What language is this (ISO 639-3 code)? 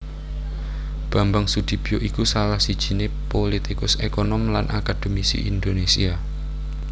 jav